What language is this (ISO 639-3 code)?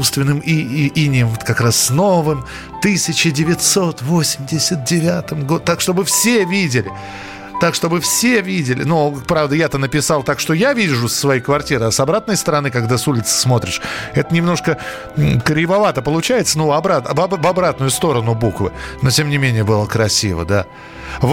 rus